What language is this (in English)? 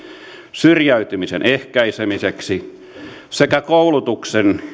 Finnish